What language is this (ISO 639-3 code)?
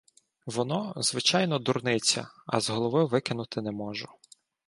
ukr